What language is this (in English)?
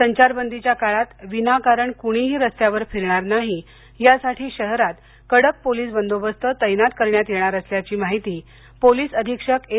Marathi